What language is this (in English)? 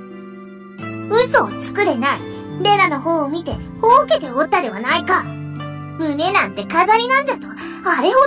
Japanese